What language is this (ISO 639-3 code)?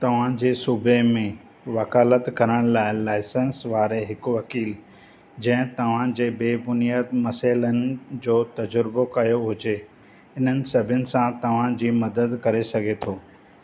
snd